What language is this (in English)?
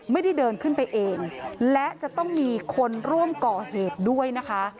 Thai